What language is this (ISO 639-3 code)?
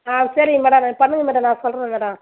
tam